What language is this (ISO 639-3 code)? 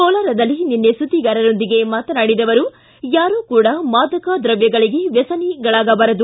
kan